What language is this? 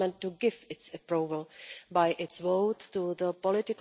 English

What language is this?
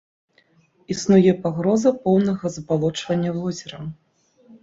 Belarusian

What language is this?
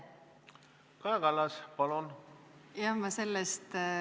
Estonian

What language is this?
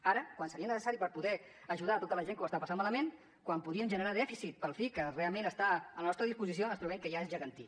Catalan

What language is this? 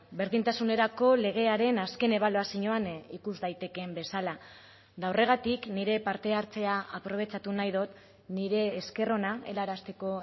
Basque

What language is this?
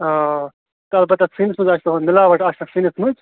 Kashmiri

